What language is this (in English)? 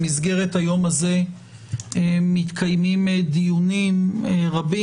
Hebrew